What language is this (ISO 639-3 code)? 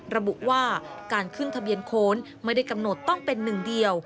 tha